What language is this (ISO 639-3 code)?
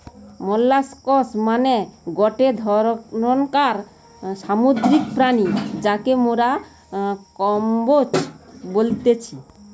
ben